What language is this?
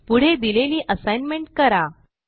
Marathi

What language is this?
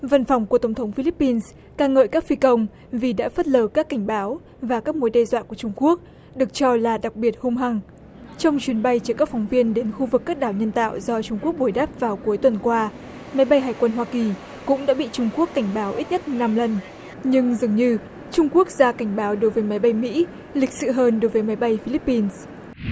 Vietnamese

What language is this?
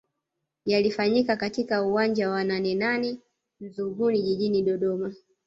Swahili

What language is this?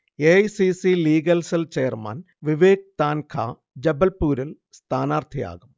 Malayalam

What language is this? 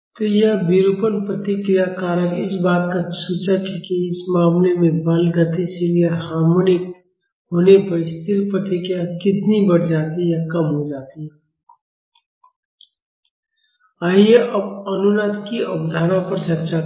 Hindi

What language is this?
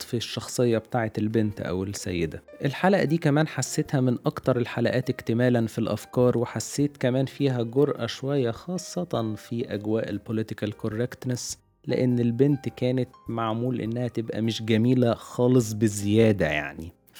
Arabic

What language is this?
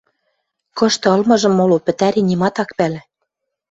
Western Mari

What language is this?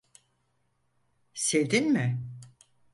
Turkish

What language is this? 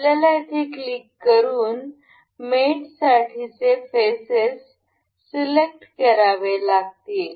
Marathi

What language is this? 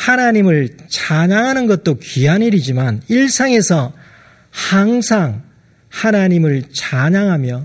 Korean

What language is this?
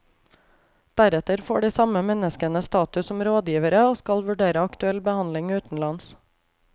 Norwegian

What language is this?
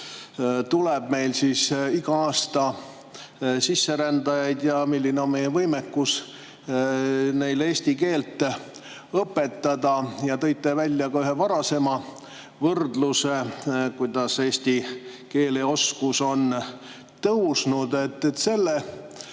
Estonian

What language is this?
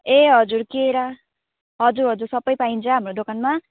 Nepali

